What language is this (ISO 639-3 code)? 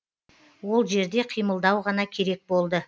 kaz